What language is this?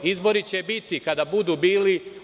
Serbian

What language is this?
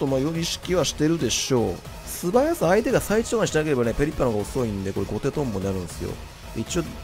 Japanese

